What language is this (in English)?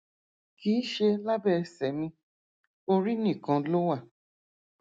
Yoruba